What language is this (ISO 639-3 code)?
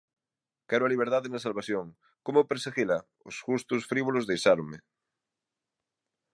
glg